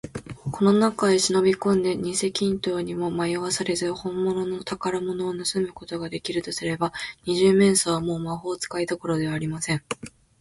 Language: Japanese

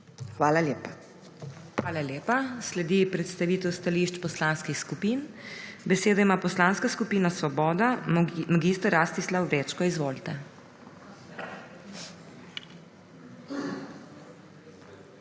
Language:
Slovenian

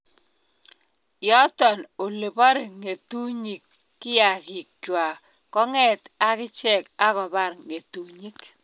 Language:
Kalenjin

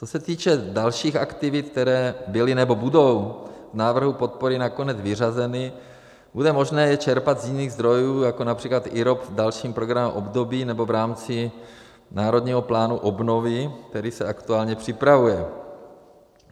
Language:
Czech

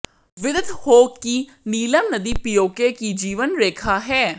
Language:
Hindi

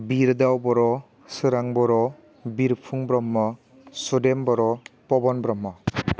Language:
Bodo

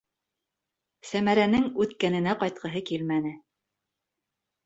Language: Bashkir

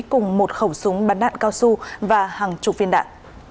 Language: Vietnamese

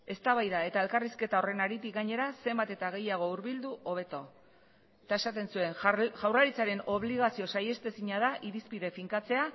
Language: Basque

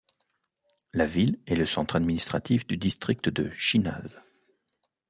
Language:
French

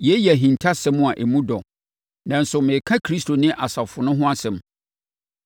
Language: Akan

